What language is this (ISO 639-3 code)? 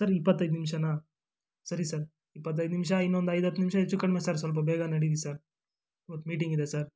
kan